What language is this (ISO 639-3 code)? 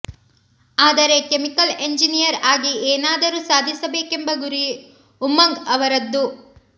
kan